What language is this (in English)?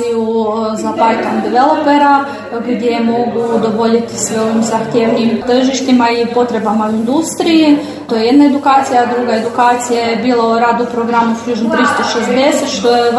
Croatian